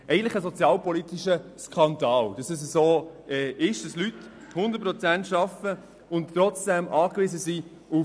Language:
Swiss German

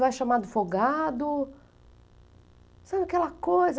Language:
Portuguese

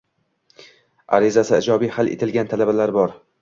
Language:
Uzbek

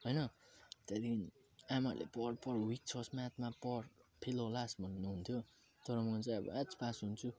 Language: Nepali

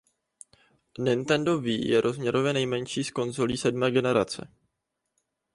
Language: Czech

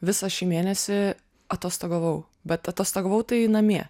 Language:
Lithuanian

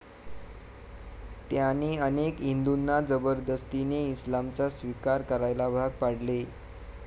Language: Marathi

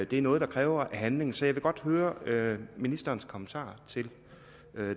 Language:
Danish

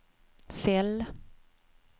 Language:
Swedish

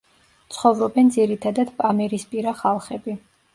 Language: Georgian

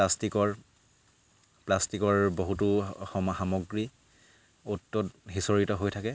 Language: Assamese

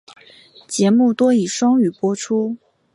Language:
Chinese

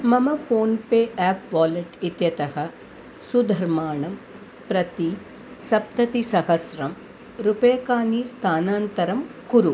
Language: Sanskrit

